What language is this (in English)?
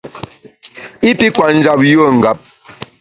Bamun